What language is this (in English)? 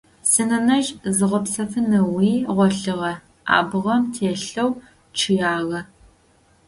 Adyghe